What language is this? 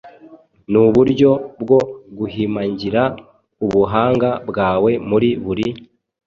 Kinyarwanda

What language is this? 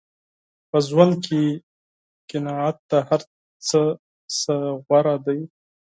Pashto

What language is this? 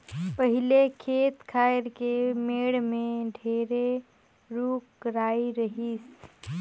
Chhattisgarhi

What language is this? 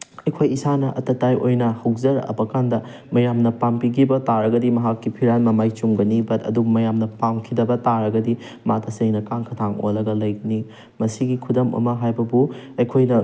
Manipuri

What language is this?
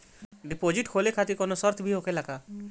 Bhojpuri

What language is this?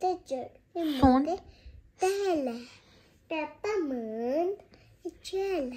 Romanian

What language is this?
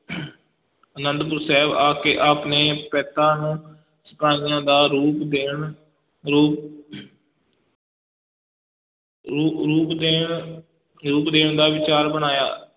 Punjabi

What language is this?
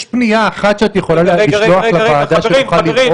Hebrew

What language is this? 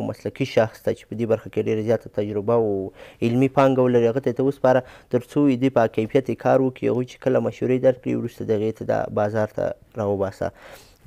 Persian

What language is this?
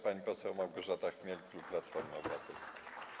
Polish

